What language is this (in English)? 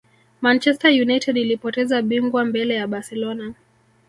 Swahili